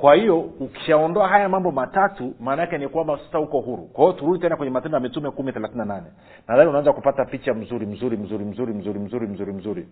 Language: Swahili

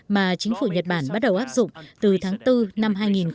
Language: Vietnamese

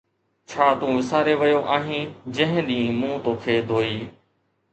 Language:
Sindhi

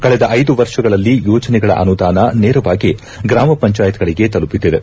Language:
Kannada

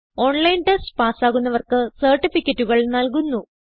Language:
Malayalam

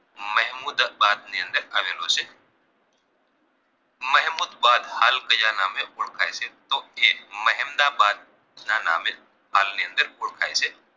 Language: Gujarati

